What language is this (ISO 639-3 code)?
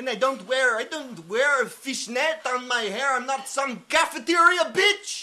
eng